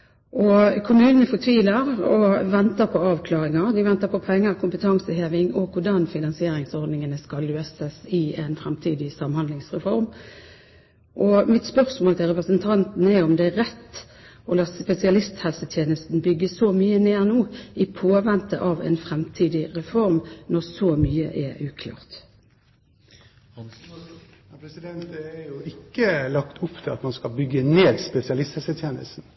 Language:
Norwegian Bokmål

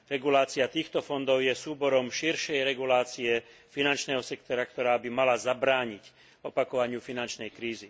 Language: Slovak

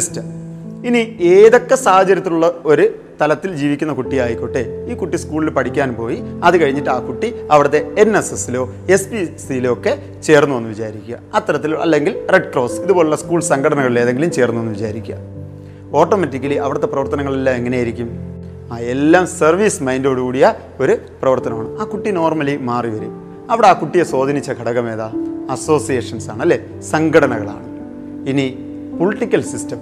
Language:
Malayalam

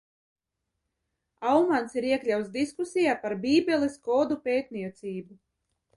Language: Latvian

